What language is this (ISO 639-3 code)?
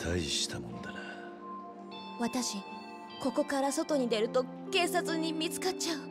jpn